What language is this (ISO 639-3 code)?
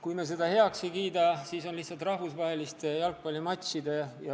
est